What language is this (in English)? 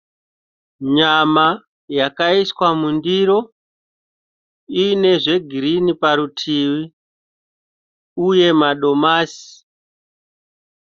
Shona